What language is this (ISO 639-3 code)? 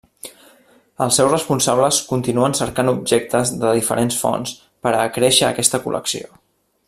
cat